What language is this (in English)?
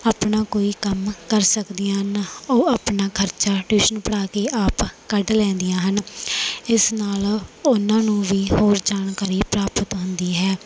Punjabi